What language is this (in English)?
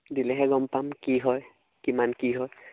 Assamese